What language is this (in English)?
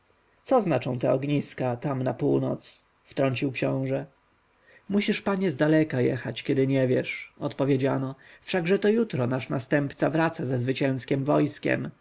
Polish